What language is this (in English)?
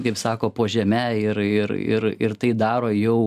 Lithuanian